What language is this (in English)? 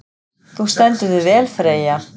Icelandic